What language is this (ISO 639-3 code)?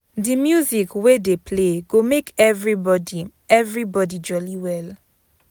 pcm